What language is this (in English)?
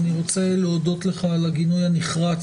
Hebrew